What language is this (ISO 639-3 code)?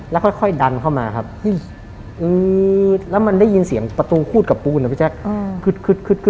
tha